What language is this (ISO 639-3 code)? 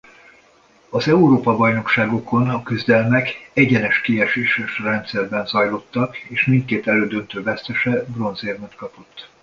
hun